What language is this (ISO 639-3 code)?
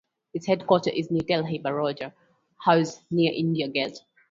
eng